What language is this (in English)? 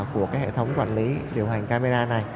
Vietnamese